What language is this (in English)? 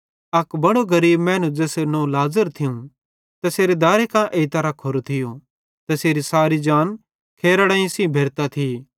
Bhadrawahi